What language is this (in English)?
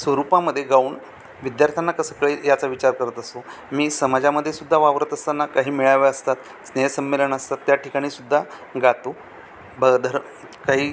Marathi